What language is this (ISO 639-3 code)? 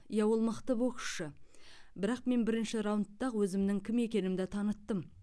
kaz